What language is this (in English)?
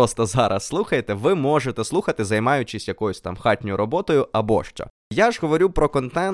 Ukrainian